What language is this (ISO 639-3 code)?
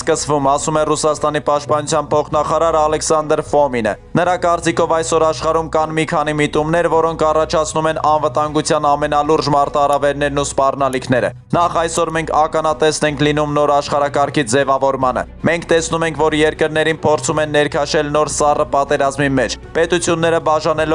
tur